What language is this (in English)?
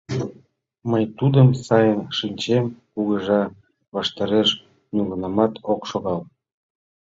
Mari